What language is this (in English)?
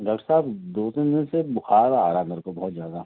Hindi